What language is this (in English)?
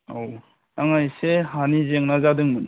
Bodo